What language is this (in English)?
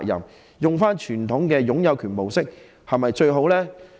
Cantonese